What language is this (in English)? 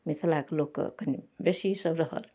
Maithili